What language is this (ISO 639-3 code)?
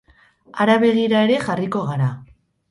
eus